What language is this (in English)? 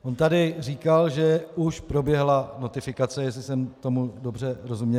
Czech